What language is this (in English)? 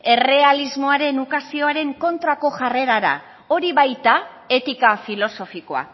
Basque